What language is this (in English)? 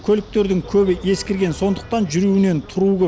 Kazakh